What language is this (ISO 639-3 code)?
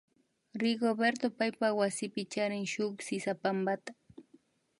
qvi